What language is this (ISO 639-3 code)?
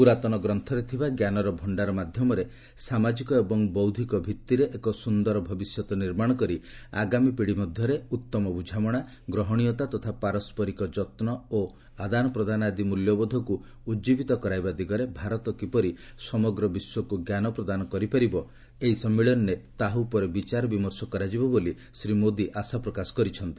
ori